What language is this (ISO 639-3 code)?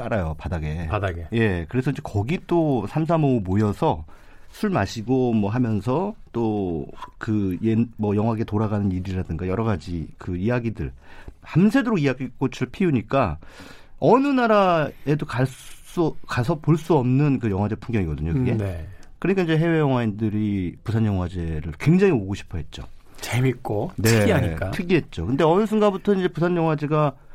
kor